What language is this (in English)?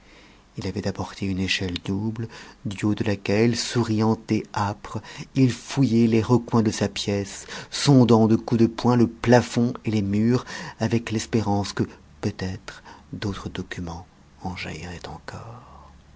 French